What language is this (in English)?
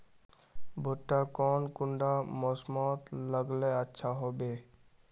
Magahi